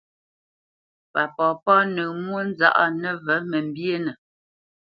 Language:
Bamenyam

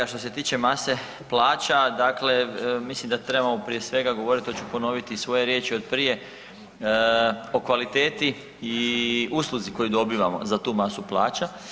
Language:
Croatian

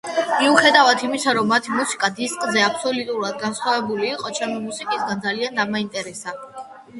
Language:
Georgian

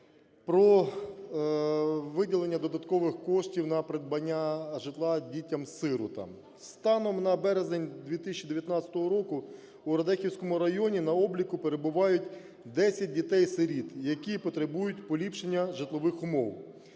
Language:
Ukrainian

